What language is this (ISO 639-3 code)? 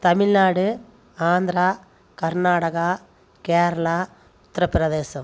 tam